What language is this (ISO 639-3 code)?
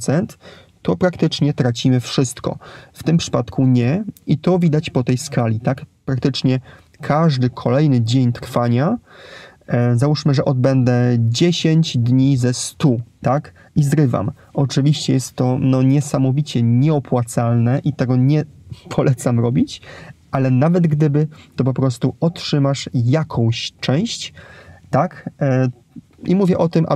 pol